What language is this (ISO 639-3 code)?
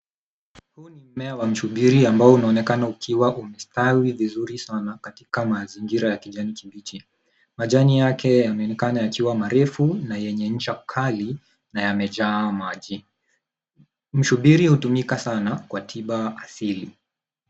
swa